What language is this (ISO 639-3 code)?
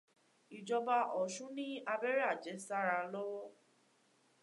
yor